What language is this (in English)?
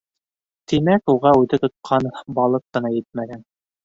Bashkir